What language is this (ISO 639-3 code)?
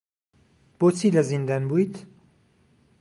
ckb